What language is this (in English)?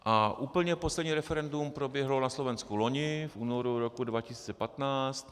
Czech